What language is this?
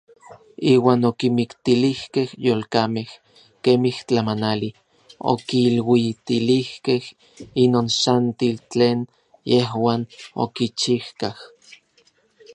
Orizaba Nahuatl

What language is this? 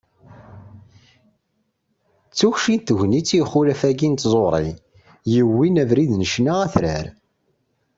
Kabyle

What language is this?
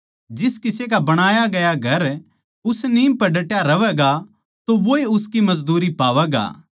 Haryanvi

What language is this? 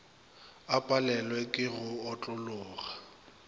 Northern Sotho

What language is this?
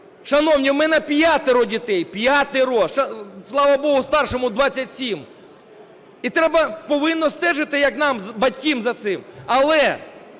Ukrainian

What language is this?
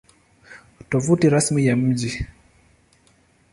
Swahili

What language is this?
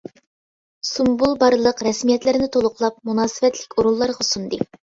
Uyghur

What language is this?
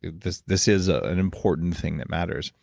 English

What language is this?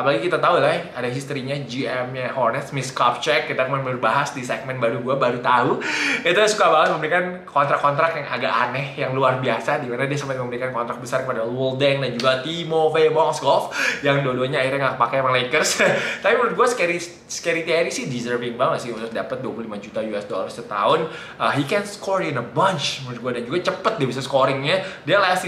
Indonesian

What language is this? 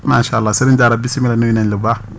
Wolof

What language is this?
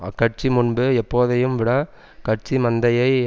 Tamil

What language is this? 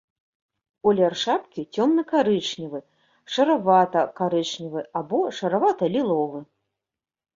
Belarusian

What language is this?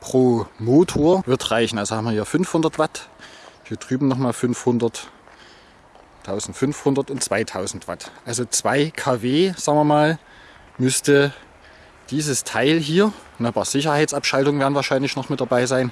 German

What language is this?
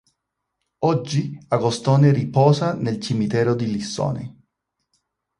Italian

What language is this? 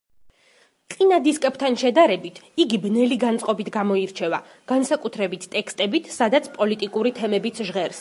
Georgian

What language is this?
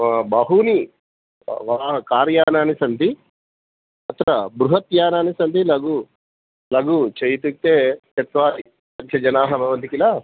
Sanskrit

